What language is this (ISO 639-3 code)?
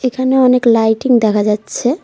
ben